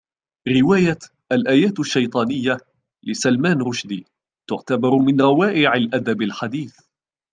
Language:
Arabic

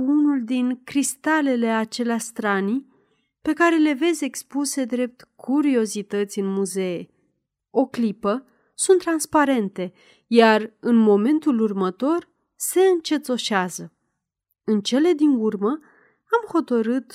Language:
Romanian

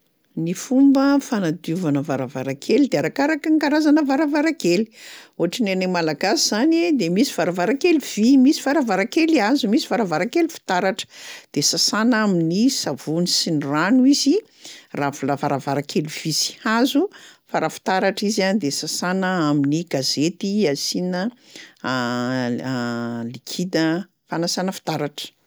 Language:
Malagasy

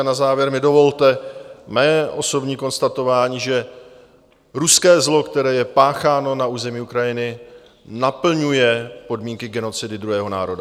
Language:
Czech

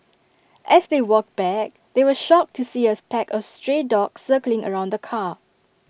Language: English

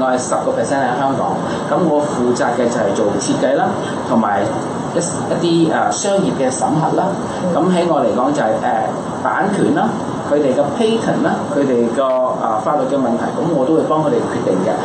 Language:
Chinese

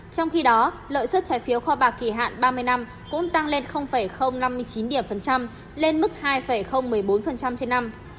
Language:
Vietnamese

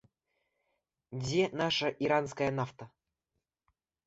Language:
Belarusian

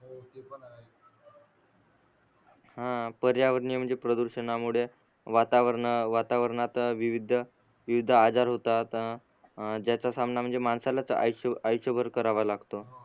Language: Marathi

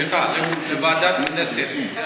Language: Hebrew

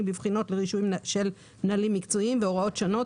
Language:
Hebrew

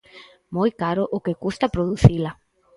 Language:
Galician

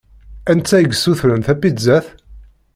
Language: Kabyle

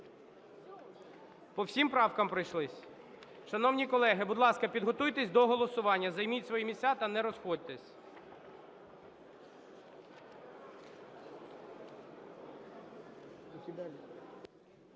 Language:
Ukrainian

